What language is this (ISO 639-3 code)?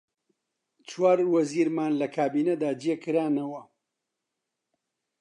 ckb